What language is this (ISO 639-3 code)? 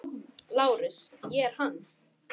isl